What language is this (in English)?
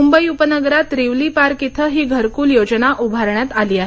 Marathi